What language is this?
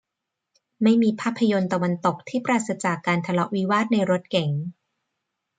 Thai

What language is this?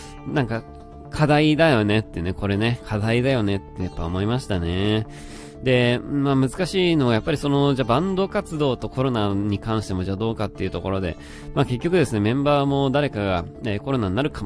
Japanese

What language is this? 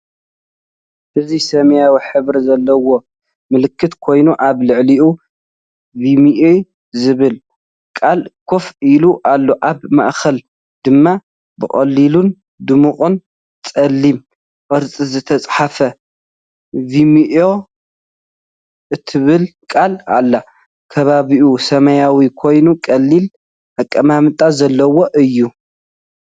Tigrinya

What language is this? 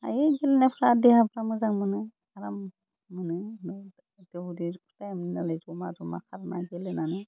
Bodo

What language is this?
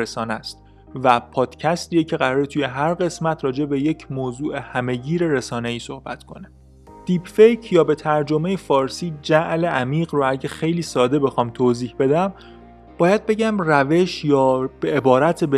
Persian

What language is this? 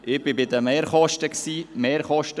Swiss German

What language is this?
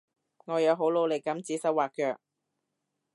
Cantonese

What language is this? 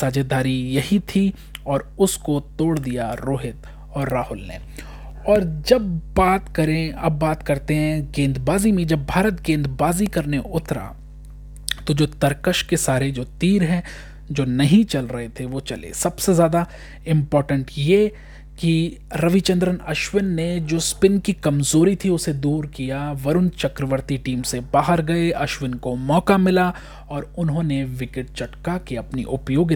Hindi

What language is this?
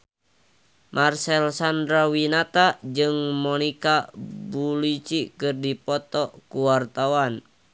Sundanese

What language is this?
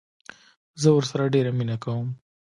Pashto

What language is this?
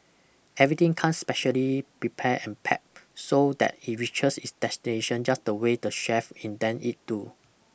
English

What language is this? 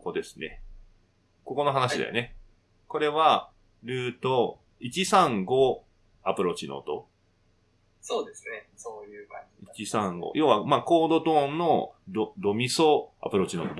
Japanese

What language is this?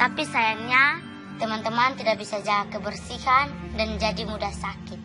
Indonesian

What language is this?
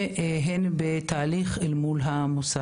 Hebrew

